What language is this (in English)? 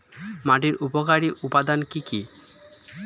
Bangla